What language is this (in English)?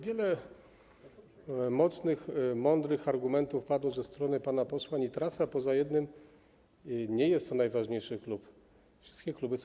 Polish